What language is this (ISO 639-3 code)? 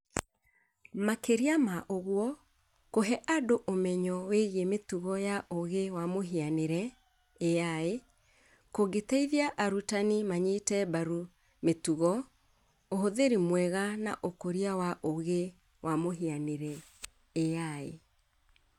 kik